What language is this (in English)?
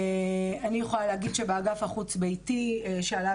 Hebrew